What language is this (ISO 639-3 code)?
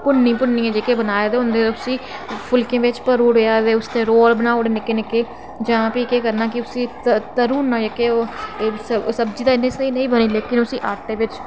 doi